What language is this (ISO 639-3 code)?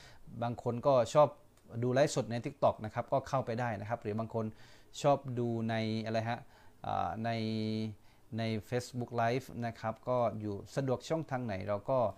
tha